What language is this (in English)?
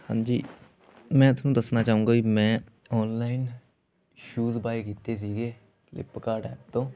Punjabi